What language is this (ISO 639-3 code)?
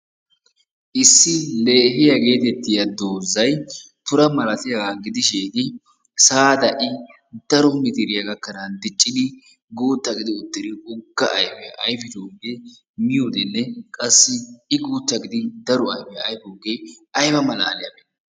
wal